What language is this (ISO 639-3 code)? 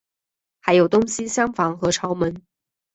zho